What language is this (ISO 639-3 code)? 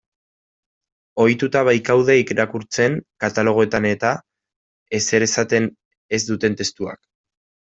eus